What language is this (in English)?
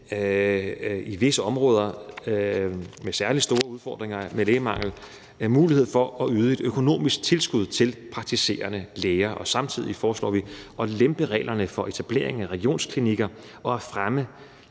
Danish